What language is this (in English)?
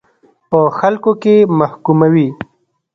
Pashto